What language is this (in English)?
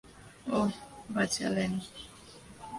Bangla